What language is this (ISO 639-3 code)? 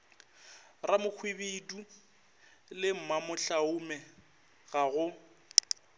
nso